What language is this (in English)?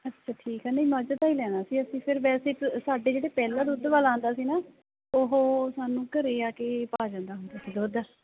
Punjabi